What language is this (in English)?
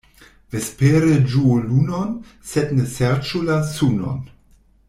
Esperanto